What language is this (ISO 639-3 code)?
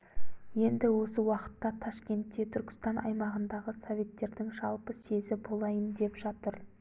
kaz